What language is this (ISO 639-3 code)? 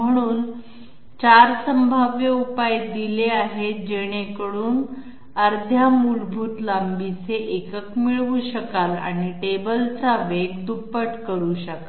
mar